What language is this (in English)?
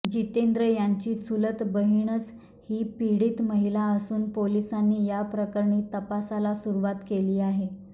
Marathi